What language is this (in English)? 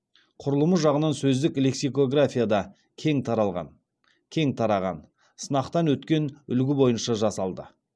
Kazakh